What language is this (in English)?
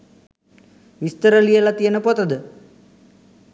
Sinhala